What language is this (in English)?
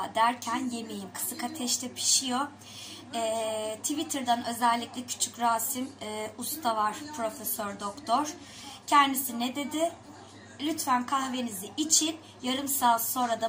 Turkish